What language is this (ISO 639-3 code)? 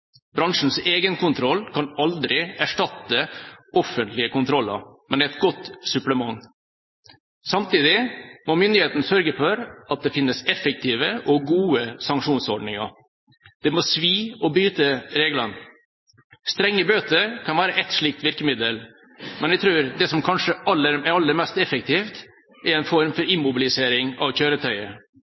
nob